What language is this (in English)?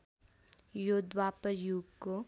Nepali